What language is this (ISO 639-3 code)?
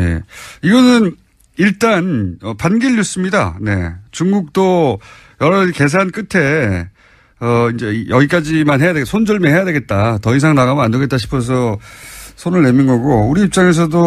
kor